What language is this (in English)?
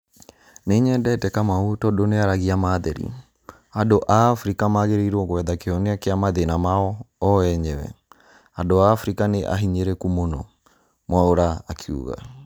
Kikuyu